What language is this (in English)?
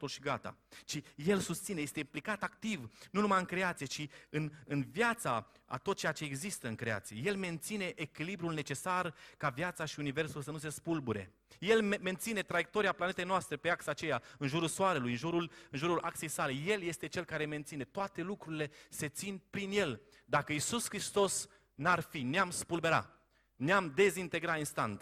Romanian